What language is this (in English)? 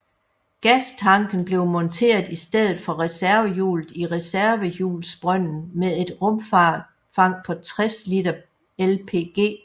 Danish